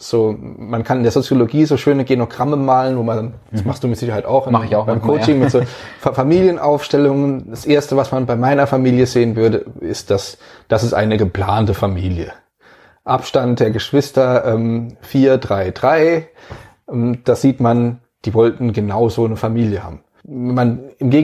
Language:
German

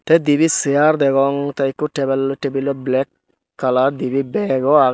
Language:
Chakma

